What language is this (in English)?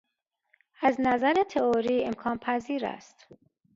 Persian